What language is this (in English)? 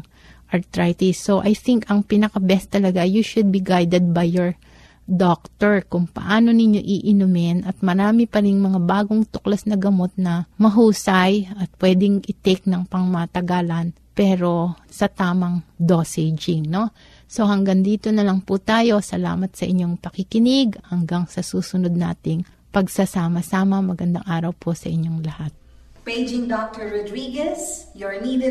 Filipino